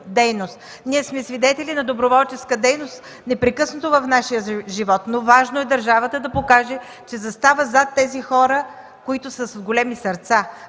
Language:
Bulgarian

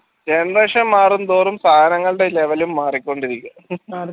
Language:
Malayalam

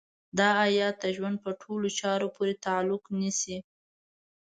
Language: Pashto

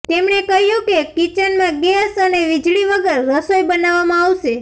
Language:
Gujarati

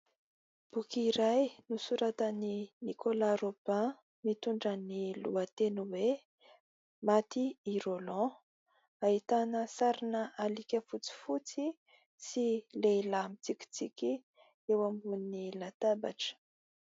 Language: Malagasy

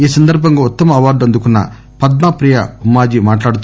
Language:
Telugu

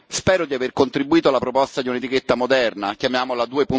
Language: Italian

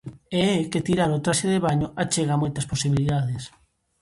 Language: Galician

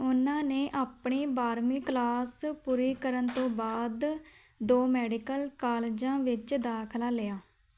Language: Punjabi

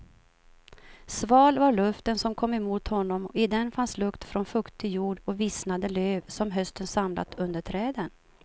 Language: Swedish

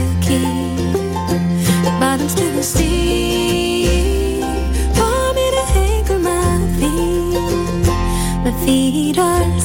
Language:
French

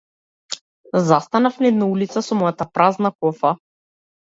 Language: Macedonian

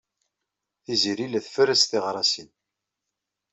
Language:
Kabyle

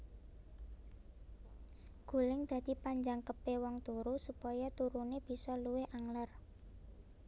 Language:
Javanese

